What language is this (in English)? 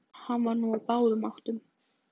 Icelandic